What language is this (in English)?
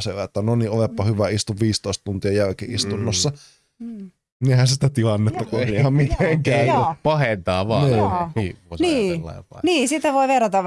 Finnish